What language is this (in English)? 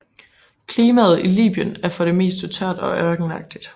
Danish